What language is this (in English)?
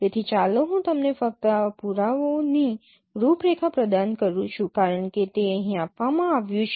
Gujarati